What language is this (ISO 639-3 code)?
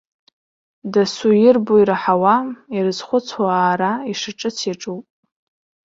abk